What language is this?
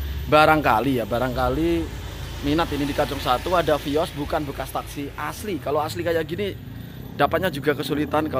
Indonesian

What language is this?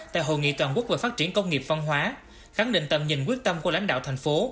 Vietnamese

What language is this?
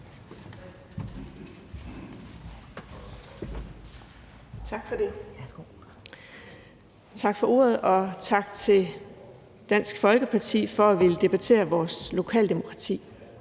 Danish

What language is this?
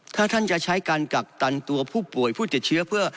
Thai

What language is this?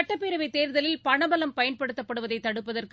Tamil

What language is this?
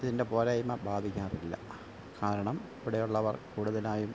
Malayalam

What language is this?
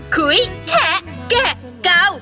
Thai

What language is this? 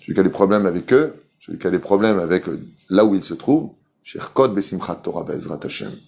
French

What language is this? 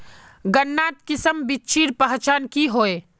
Magahi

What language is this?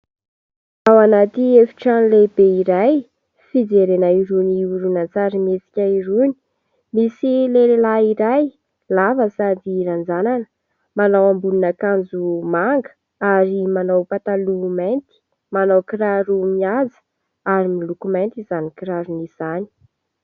Malagasy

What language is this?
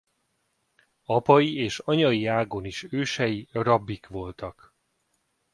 Hungarian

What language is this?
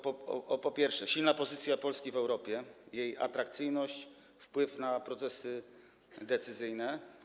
Polish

